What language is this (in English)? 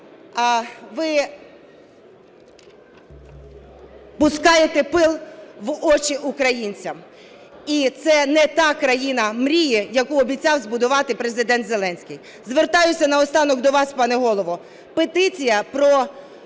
Ukrainian